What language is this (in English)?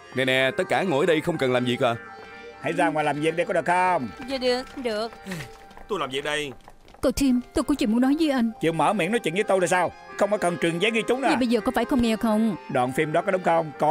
Vietnamese